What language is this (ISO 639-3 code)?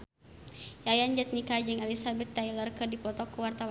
sun